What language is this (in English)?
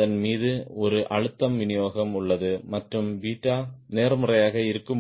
Tamil